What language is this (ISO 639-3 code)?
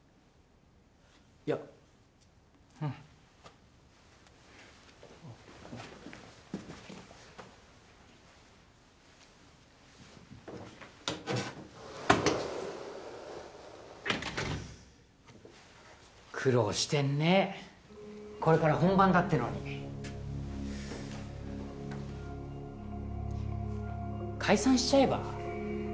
jpn